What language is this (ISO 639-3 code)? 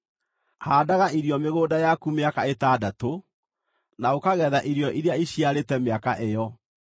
kik